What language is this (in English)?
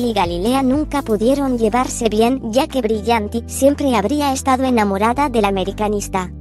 Spanish